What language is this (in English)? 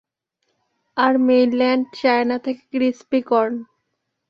Bangla